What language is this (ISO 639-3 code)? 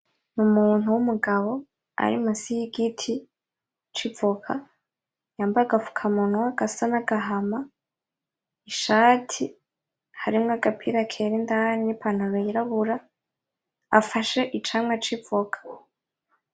run